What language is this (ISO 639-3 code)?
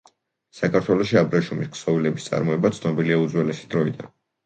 kat